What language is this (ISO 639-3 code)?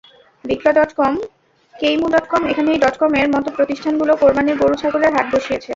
ben